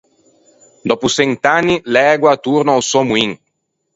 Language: Ligurian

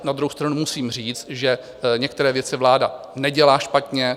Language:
Czech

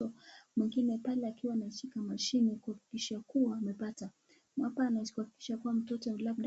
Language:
Swahili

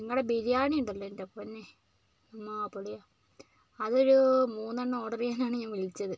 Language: Malayalam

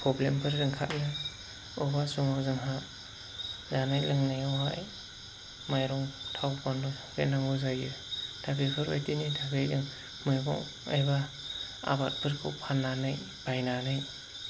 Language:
Bodo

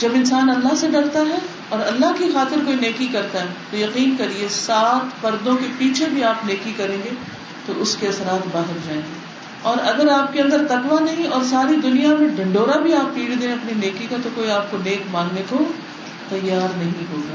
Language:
Urdu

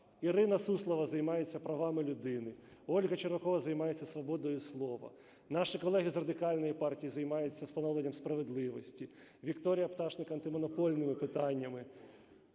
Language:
Ukrainian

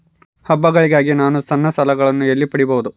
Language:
Kannada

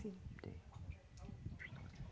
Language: Portuguese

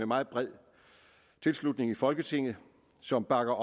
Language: Danish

